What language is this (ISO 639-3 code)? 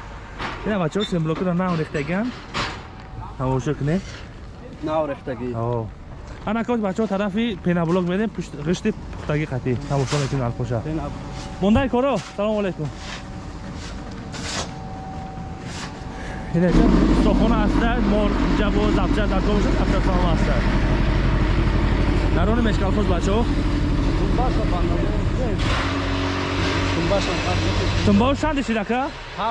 tur